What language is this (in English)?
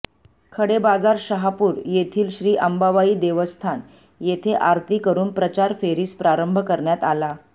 Marathi